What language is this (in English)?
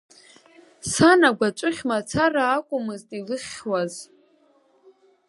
Abkhazian